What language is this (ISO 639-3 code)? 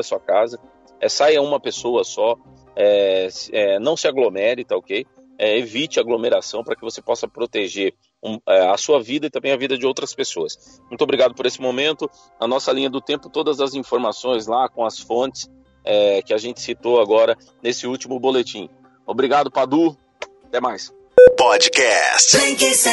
por